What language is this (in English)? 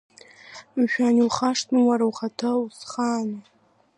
Abkhazian